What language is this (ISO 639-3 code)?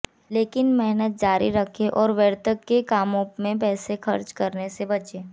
hin